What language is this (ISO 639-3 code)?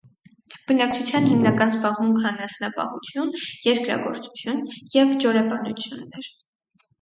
hye